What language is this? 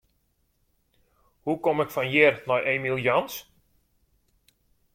Western Frisian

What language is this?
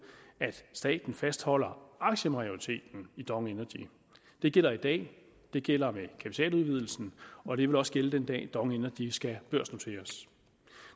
Danish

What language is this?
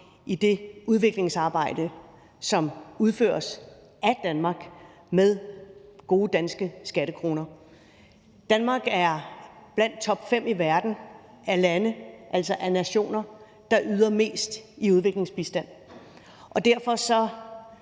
Danish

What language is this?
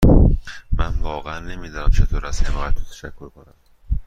Persian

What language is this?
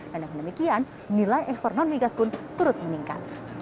Indonesian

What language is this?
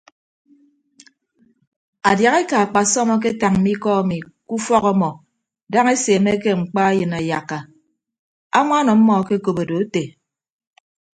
Ibibio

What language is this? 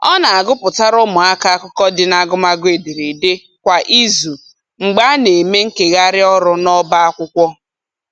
Igbo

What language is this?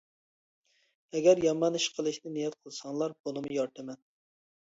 Uyghur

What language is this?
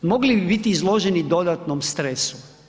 Croatian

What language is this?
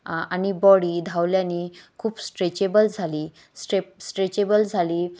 Marathi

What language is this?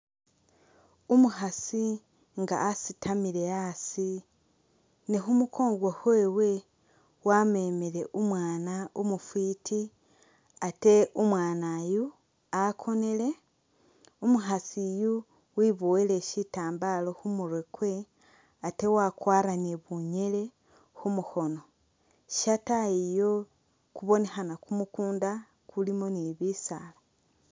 Masaaba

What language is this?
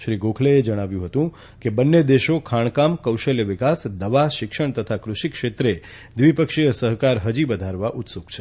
Gujarati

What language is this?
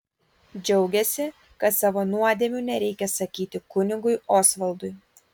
Lithuanian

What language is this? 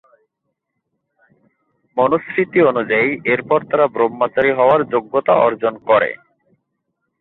Bangla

